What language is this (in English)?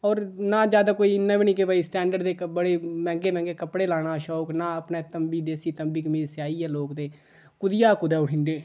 Dogri